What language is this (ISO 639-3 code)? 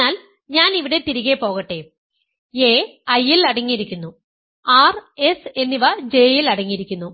mal